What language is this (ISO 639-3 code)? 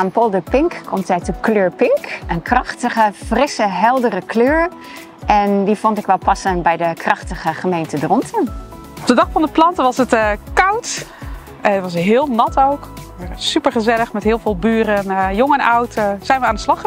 nld